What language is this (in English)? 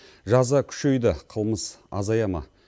Kazakh